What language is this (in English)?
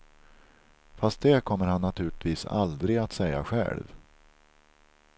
Swedish